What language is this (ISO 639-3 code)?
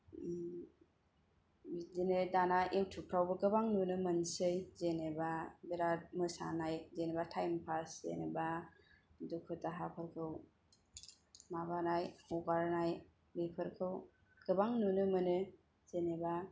brx